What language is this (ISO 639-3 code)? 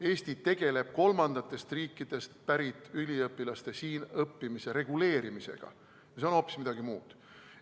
est